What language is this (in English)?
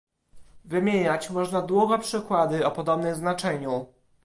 Polish